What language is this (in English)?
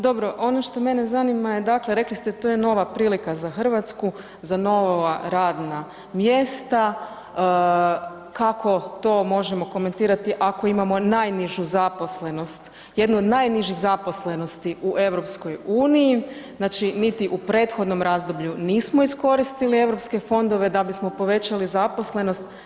Croatian